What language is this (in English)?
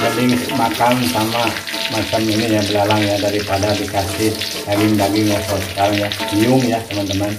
Indonesian